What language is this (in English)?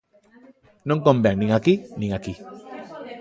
Galician